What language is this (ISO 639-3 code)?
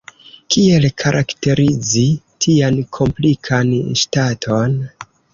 epo